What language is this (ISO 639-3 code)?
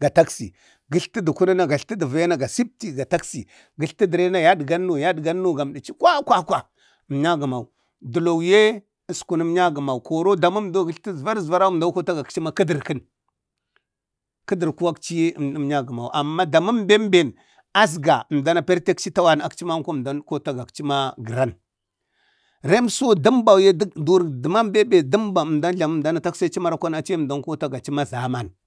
bde